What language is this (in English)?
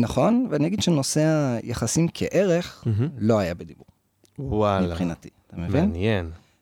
Hebrew